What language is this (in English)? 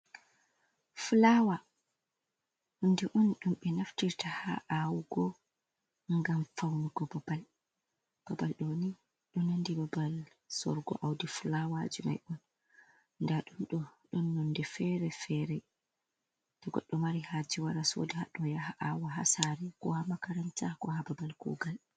Fula